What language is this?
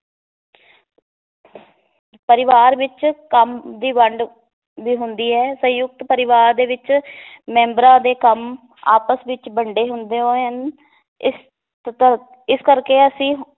Punjabi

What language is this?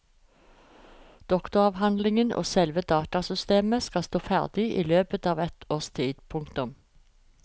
Norwegian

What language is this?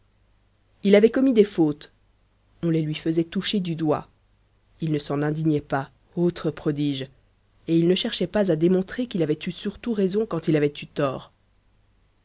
French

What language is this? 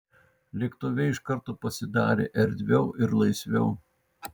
Lithuanian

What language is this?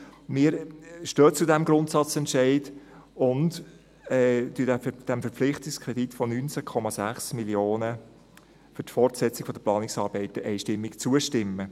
Swiss German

